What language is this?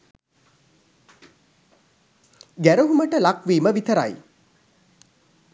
Sinhala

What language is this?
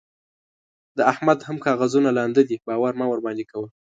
Pashto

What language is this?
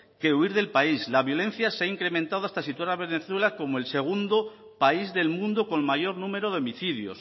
Spanish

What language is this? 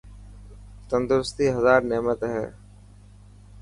Dhatki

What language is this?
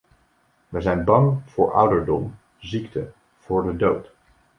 Dutch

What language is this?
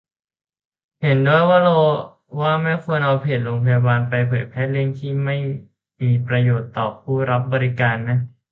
Thai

